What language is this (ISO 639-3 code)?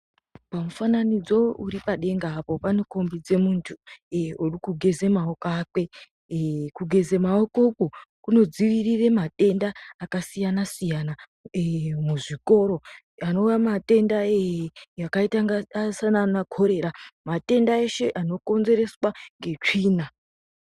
ndc